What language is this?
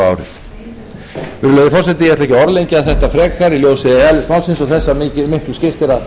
Icelandic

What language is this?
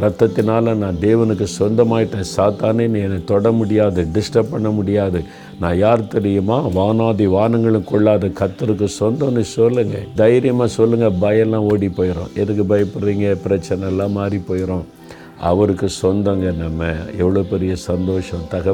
Tamil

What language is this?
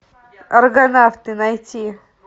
Russian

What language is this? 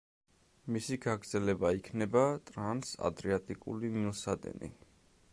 Georgian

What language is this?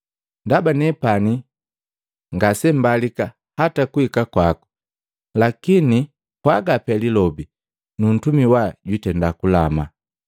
Matengo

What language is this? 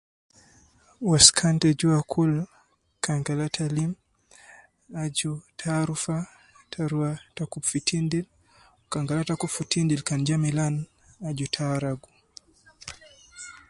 Nubi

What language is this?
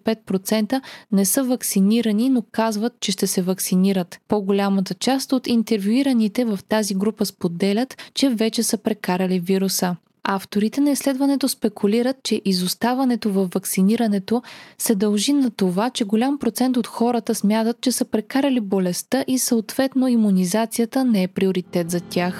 Bulgarian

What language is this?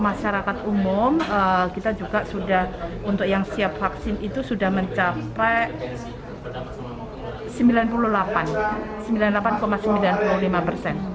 Indonesian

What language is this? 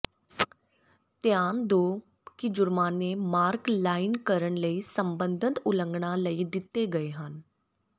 Punjabi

